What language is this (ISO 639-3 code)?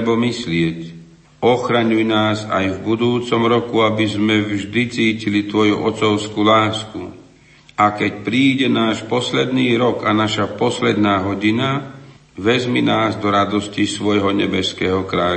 slk